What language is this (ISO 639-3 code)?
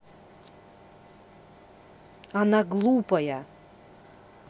rus